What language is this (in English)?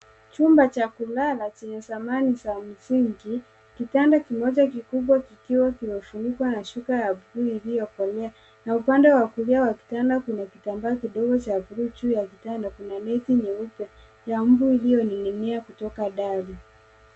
Swahili